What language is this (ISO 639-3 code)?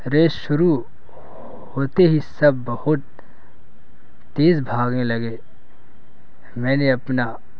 urd